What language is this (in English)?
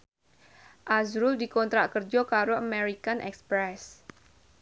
Javanese